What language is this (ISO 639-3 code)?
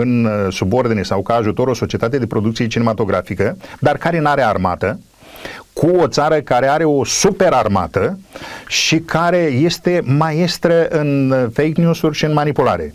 ron